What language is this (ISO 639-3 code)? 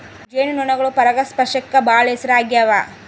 kan